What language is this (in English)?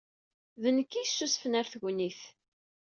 Kabyle